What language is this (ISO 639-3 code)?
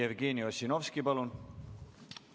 est